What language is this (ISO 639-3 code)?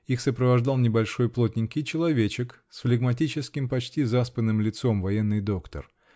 rus